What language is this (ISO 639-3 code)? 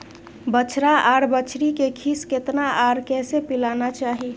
mai